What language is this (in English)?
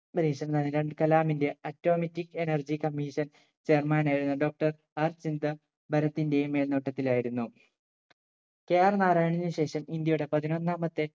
Malayalam